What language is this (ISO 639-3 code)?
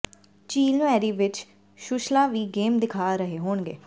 pan